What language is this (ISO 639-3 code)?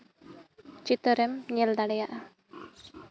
sat